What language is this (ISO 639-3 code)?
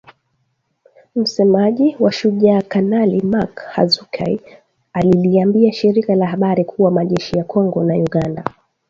swa